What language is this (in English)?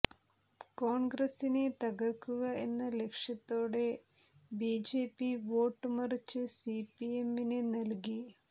Malayalam